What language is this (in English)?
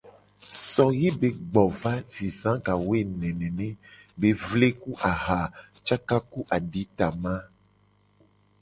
Gen